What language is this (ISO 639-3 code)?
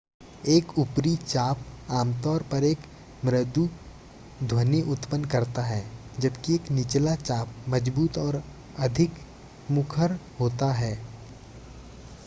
hin